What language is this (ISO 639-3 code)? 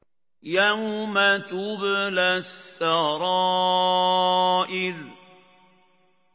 ara